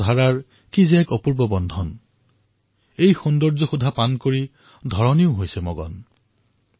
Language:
Assamese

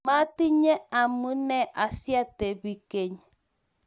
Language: Kalenjin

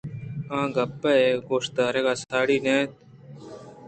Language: Eastern Balochi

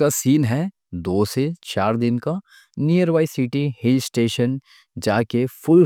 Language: Deccan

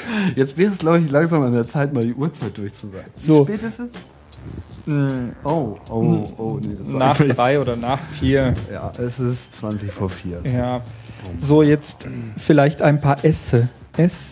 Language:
German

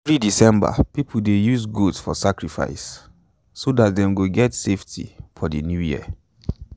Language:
Nigerian Pidgin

